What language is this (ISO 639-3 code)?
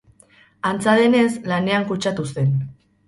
eus